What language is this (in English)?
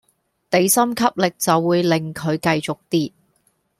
Cantonese